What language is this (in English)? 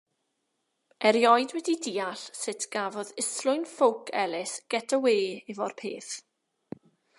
Welsh